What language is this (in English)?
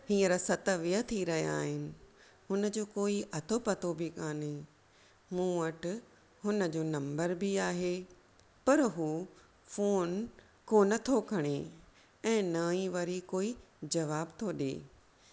Sindhi